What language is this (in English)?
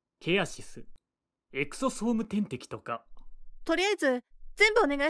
Japanese